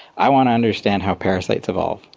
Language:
English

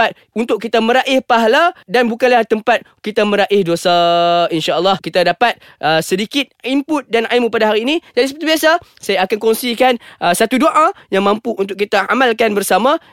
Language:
Malay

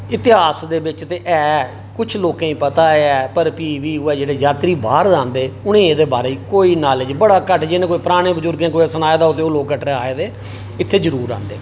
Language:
Dogri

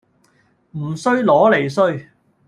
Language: Cantonese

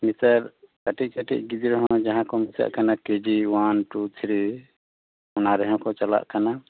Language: Santali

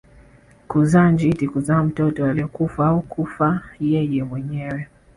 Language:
Swahili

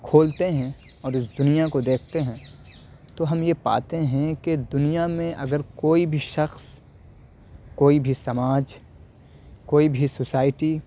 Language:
Urdu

